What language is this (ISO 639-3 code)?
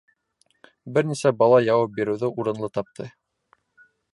bak